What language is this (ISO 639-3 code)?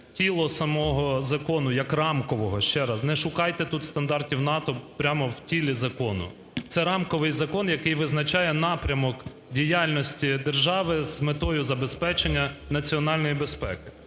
ukr